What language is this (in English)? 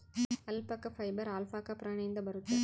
Kannada